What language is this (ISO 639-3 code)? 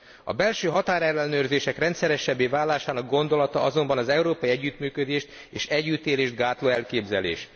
hun